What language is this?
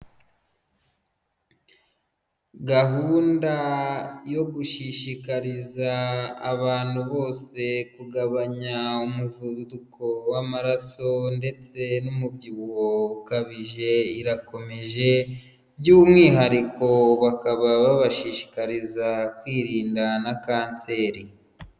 Kinyarwanda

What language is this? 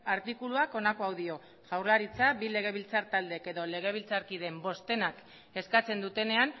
Basque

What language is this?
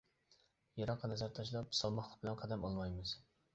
Uyghur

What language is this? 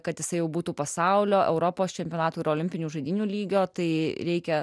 Lithuanian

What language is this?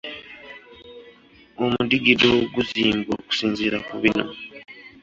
Ganda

